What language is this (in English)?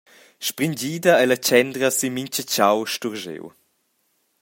Romansh